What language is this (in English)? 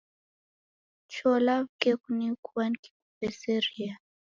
Taita